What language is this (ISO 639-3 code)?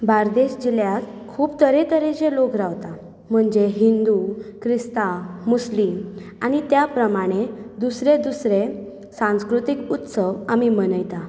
kok